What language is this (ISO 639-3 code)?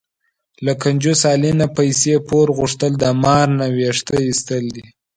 pus